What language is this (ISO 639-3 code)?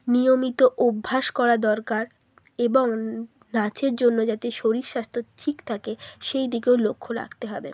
ben